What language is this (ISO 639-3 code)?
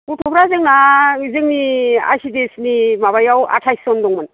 brx